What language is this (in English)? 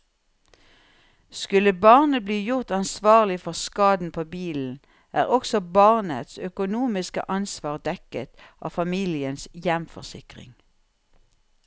Norwegian